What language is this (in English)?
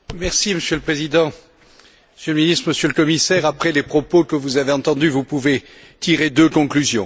French